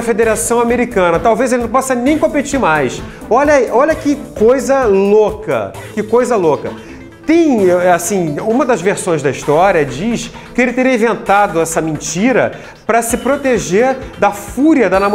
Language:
Portuguese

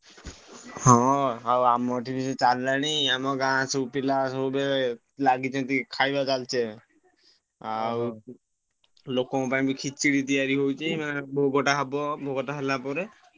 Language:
Odia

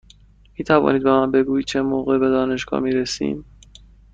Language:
Persian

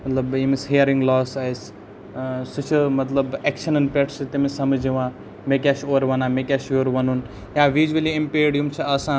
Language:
Kashmiri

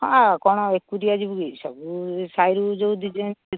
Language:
Odia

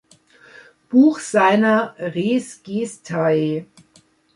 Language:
German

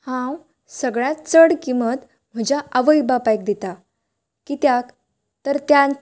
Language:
Konkani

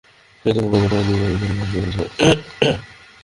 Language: Bangla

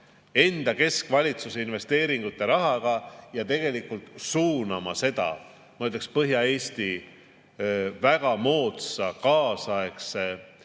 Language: Estonian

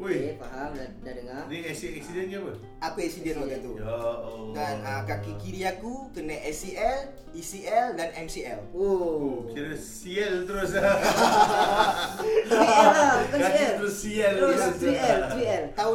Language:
Malay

